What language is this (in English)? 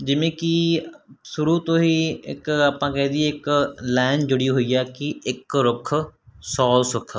Punjabi